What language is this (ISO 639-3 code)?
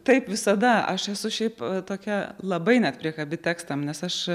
lit